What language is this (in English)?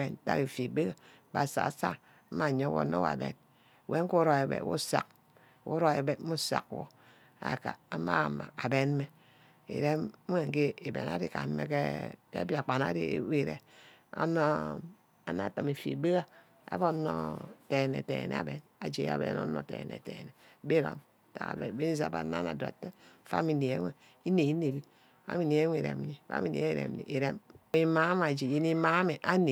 Ubaghara